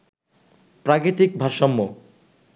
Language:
Bangla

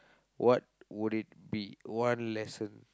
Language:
English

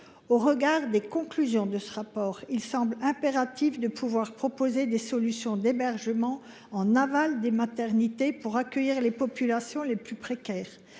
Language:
French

